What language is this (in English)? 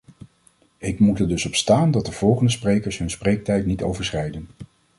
Dutch